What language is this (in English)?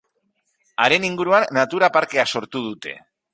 Basque